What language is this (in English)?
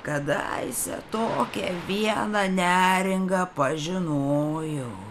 Lithuanian